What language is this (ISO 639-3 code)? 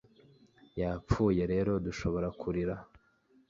kin